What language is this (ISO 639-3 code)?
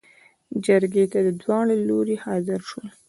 pus